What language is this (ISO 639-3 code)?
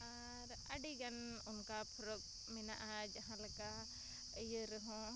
sat